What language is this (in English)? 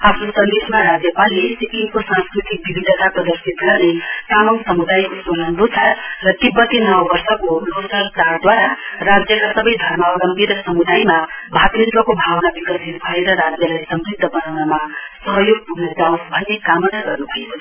Nepali